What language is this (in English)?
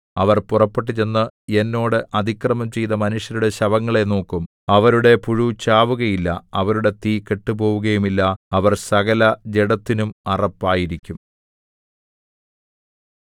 Malayalam